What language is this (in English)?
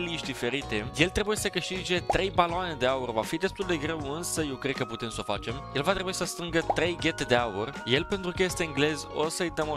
Romanian